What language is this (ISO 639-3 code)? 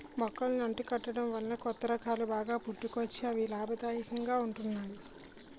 tel